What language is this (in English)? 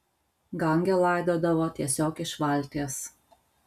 Lithuanian